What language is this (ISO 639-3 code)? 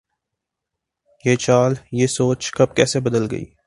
urd